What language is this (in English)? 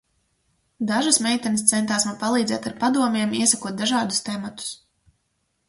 Latvian